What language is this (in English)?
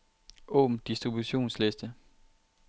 Danish